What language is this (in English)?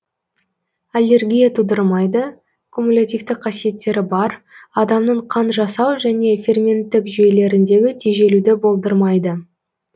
Kazakh